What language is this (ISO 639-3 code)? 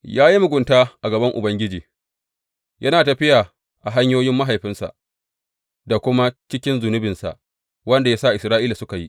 hau